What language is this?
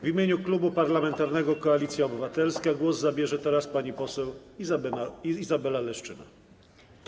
Polish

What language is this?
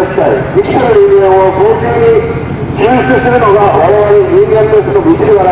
Japanese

